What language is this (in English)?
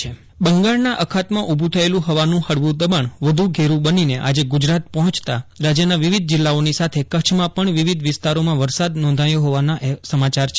Gujarati